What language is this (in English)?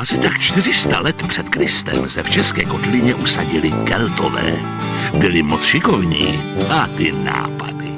Czech